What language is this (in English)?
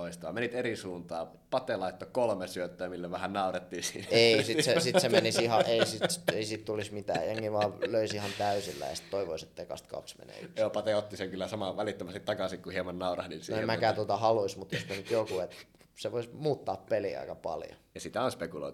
Finnish